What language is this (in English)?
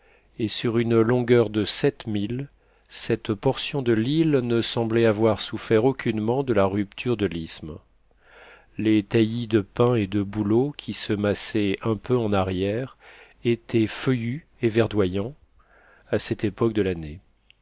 French